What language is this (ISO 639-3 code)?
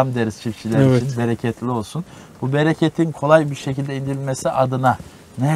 tur